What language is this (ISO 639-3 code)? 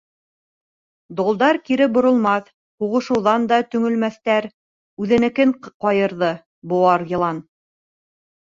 bak